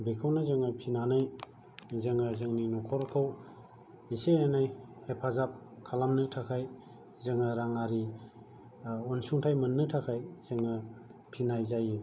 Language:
Bodo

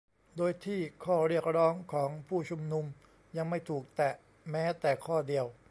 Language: Thai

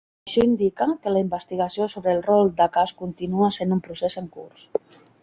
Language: Catalan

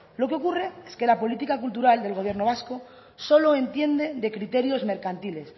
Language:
Spanish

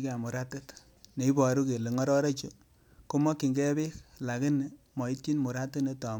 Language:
Kalenjin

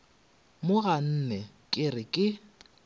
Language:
Northern Sotho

